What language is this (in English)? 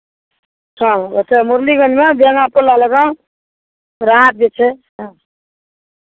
Maithili